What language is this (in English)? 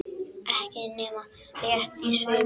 Icelandic